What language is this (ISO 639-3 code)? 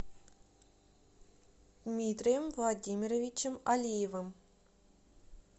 rus